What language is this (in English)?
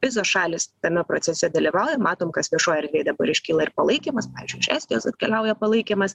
Lithuanian